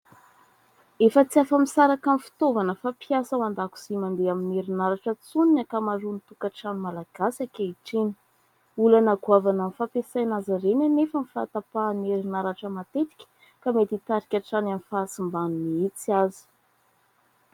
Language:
Malagasy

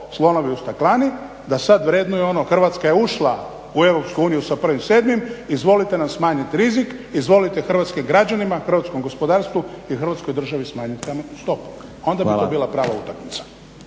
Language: Croatian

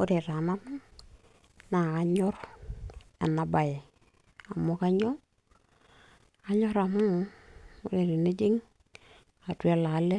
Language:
Masai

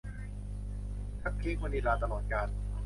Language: Thai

